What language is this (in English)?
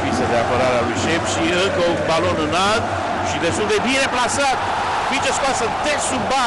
Romanian